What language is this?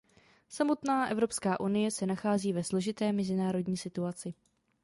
Czech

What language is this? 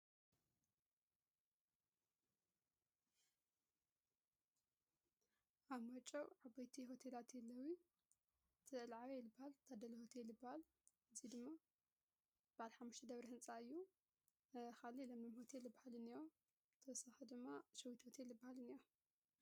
Tigrinya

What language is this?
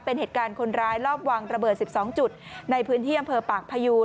Thai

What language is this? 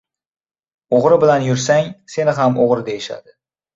Uzbek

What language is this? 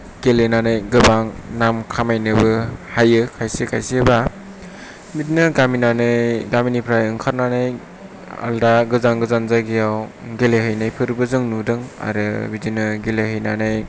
Bodo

